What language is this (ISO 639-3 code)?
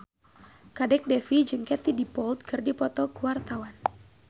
sun